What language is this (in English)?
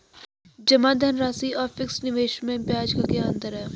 Hindi